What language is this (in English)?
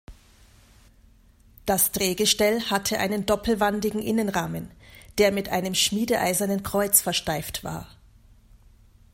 German